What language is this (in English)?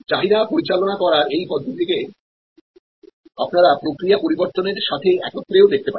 Bangla